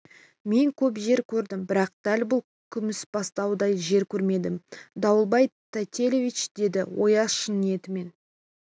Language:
Kazakh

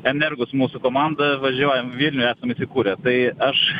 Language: Lithuanian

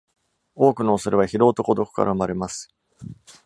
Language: Japanese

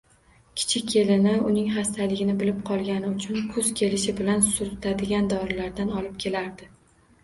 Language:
Uzbek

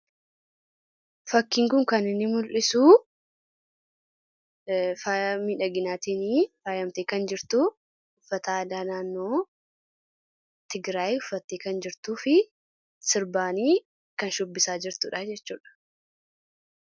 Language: Oromo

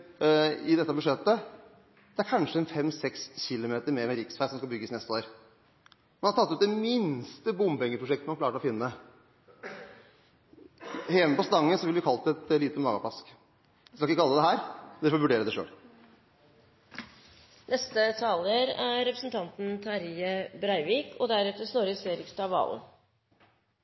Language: Norwegian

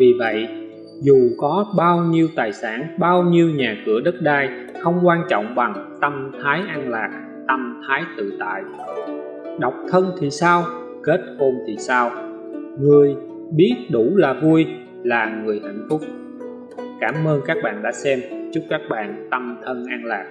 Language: Vietnamese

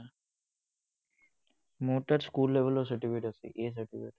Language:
Assamese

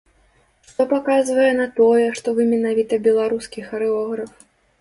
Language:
Belarusian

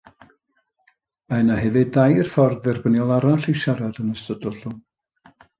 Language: Welsh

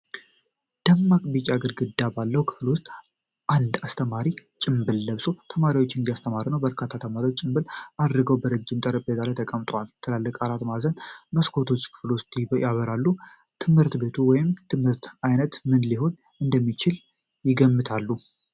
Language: Amharic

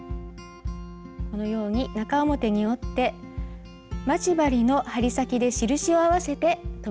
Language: Japanese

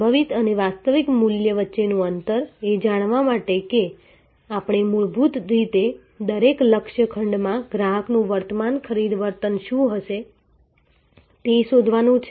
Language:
Gujarati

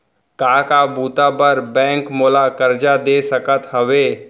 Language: Chhattisgarhi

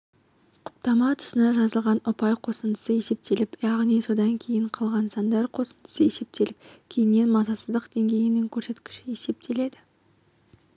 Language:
Kazakh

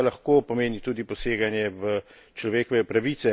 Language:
Slovenian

